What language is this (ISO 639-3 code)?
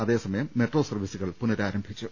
mal